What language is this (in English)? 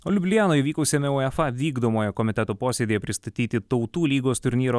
Lithuanian